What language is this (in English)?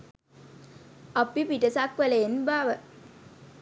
Sinhala